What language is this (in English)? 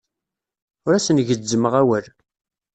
Kabyle